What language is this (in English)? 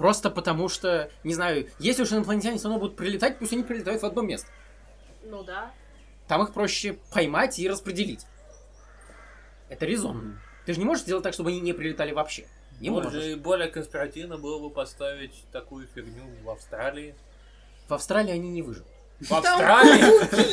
Russian